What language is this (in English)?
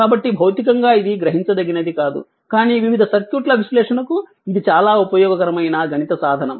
Telugu